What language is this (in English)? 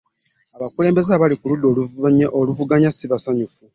Ganda